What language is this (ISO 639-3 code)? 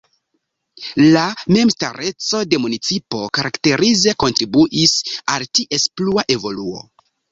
epo